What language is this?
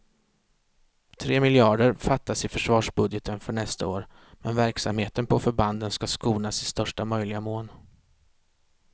Swedish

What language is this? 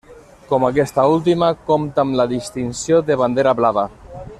Catalan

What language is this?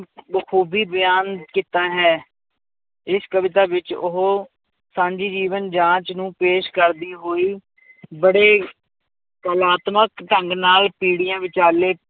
Punjabi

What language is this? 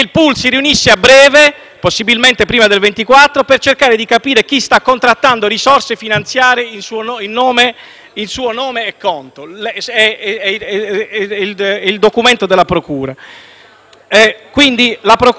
Italian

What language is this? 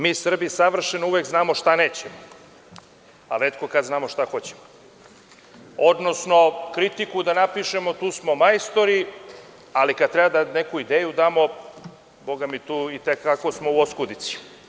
Serbian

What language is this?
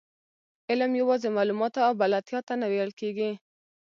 Pashto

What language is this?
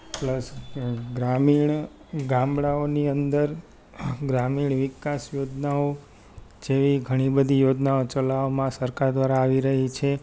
Gujarati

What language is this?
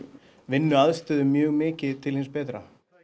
Icelandic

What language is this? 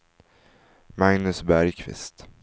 Swedish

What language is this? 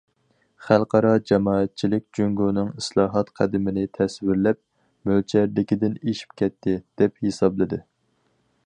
Uyghur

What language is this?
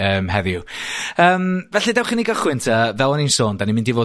Welsh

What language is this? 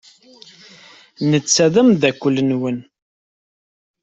Kabyle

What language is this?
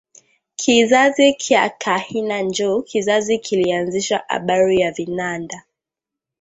Swahili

